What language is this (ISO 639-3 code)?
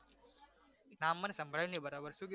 guj